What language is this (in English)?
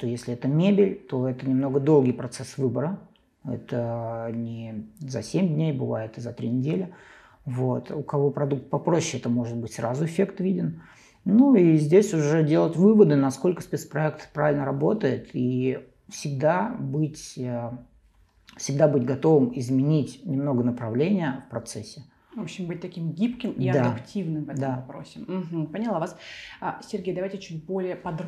Russian